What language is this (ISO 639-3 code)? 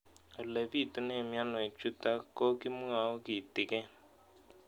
kln